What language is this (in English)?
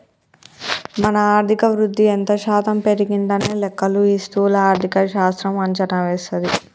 Telugu